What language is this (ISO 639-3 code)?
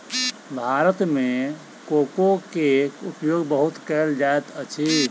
mai